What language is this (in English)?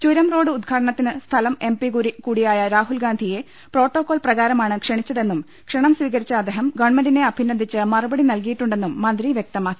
Malayalam